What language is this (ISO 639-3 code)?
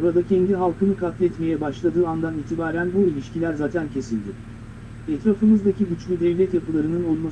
tur